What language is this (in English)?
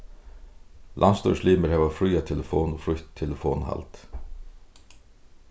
Faroese